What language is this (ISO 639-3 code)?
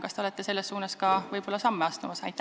est